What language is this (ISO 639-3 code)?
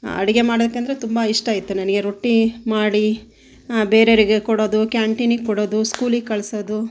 kan